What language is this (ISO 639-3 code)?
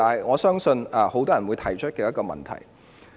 yue